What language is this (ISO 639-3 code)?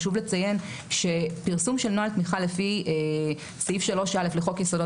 heb